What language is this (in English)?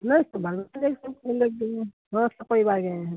Hindi